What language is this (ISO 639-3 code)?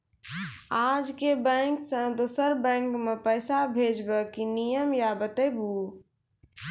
mai